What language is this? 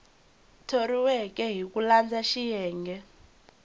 Tsonga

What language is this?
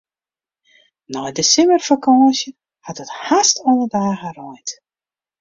Western Frisian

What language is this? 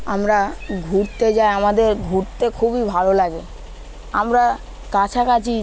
Bangla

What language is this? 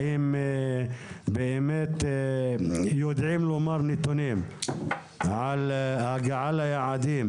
Hebrew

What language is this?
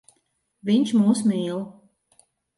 Latvian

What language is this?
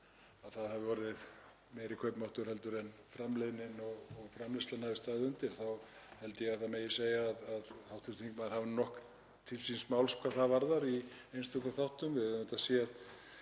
Icelandic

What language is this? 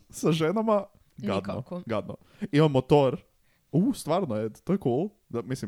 Croatian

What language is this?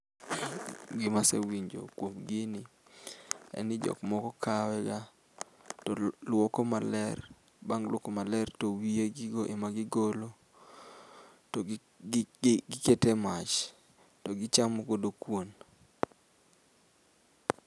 Luo (Kenya and Tanzania)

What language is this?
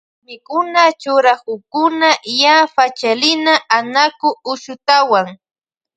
Loja Highland Quichua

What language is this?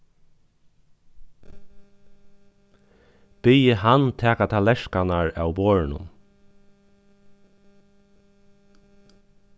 Faroese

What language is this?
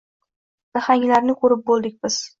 Uzbek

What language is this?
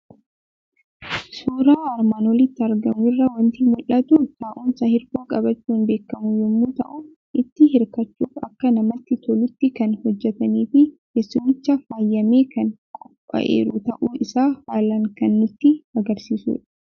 Oromo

